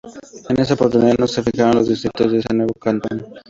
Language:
Spanish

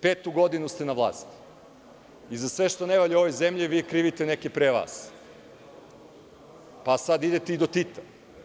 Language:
Serbian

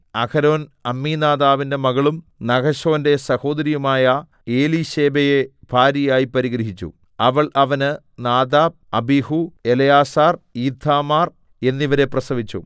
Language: Malayalam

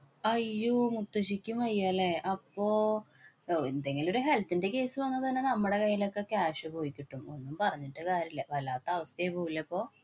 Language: Malayalam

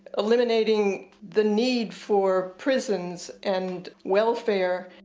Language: English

